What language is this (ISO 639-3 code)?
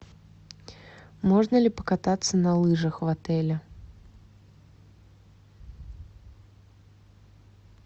rus